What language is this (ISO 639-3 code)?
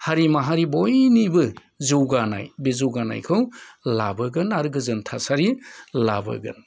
brx